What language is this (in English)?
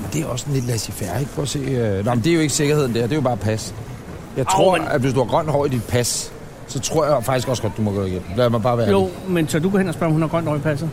Danish